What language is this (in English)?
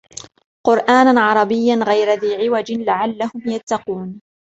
Arabic